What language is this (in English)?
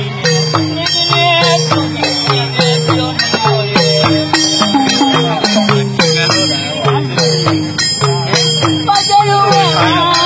Arabic